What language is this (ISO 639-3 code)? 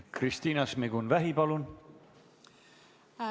est